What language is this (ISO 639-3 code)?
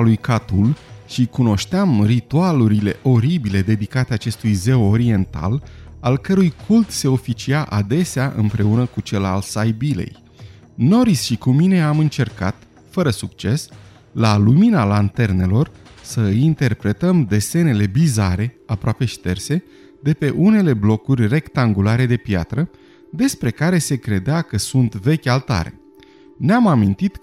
ron